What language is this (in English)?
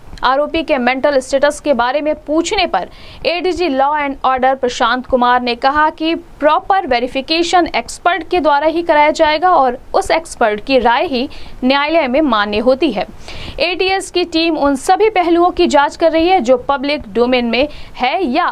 Hindi